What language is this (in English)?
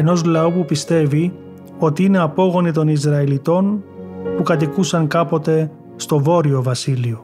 Greek